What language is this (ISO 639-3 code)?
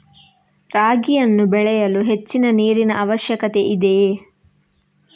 kan